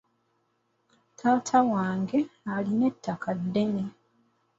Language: Ganda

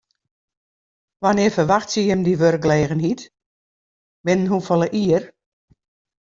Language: Western Frisian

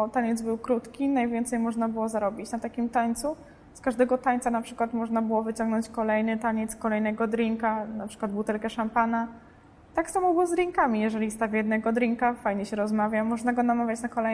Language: Polish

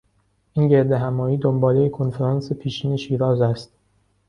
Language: Persian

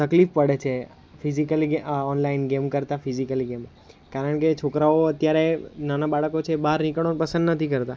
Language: Gujarati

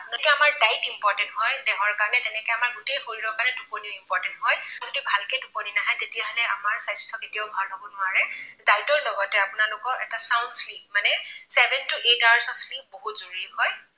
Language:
Assamese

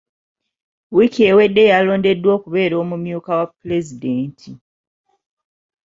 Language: Ganda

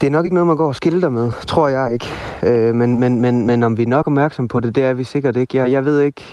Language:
Danish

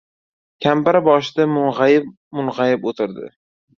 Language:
Uzbek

